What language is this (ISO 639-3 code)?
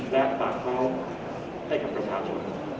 tha